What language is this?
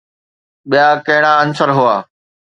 Sindhi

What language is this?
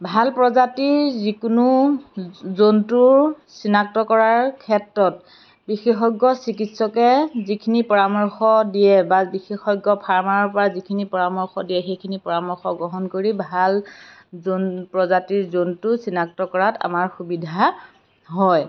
Assamese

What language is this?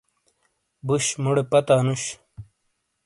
Shina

